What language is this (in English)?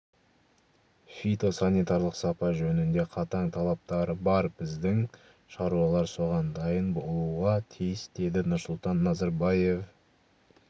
Kazakh